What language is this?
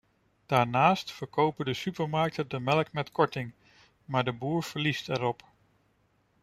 Dutch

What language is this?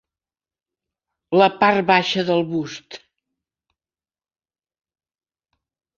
Catalan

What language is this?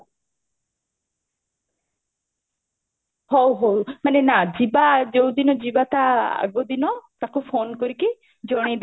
Odia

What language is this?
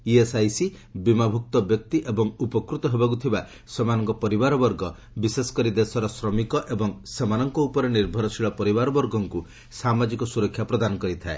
Odia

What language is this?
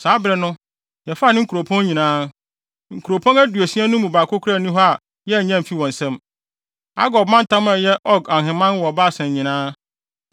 Akan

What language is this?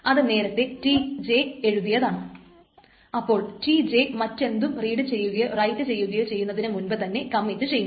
Malayalam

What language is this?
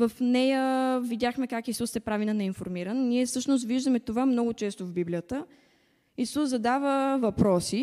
Bulgarian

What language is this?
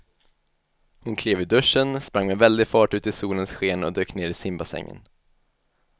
Swedish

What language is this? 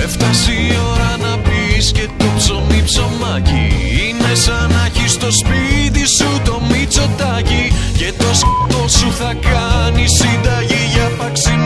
Greek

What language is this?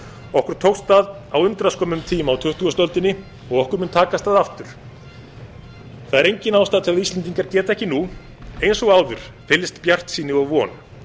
Icelandic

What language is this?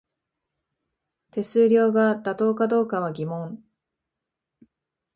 Japanese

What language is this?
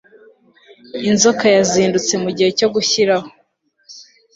Kinyarwanda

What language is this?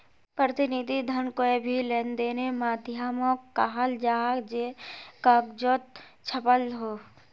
Magahi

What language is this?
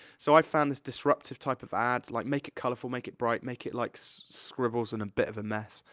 English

